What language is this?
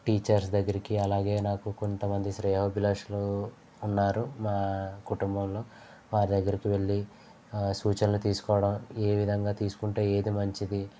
Telugu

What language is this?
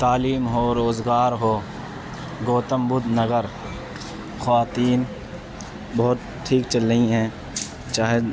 Urdu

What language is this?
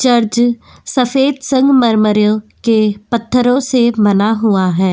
Hindi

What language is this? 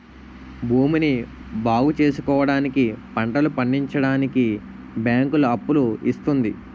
Telugu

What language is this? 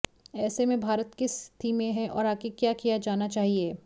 Hindi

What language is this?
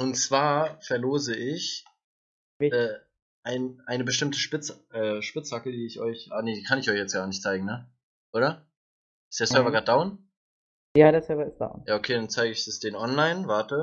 German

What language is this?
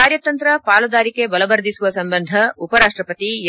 Kannada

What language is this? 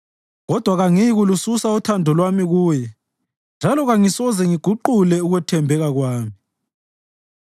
North Ndebele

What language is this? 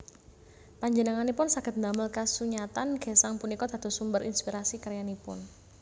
Javanese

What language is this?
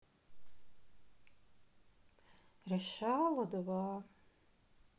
Russian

